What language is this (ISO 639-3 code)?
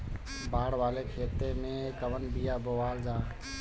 bho